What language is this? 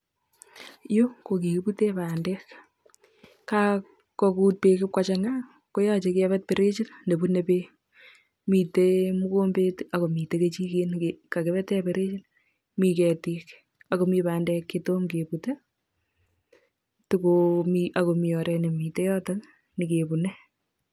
Kalenjin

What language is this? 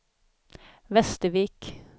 Swedish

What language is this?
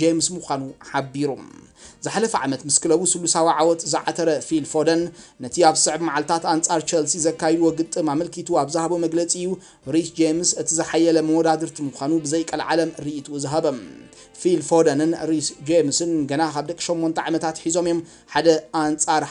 Arabic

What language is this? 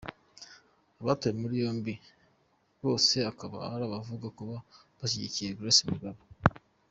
Kinyarwanda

